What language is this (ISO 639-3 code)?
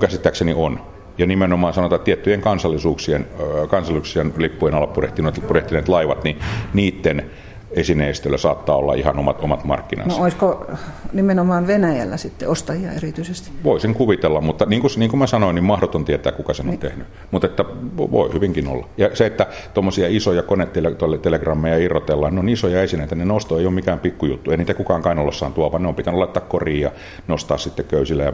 fin